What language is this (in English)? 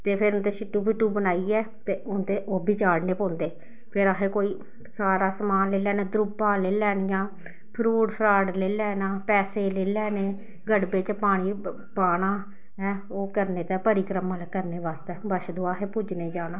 Dogri